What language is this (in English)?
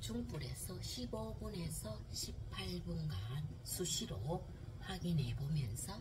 Korean